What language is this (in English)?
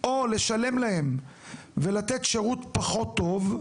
Hebrew